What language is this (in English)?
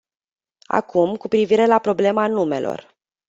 Romanian